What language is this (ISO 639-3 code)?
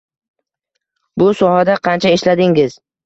uzb